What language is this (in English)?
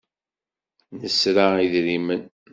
Kabyle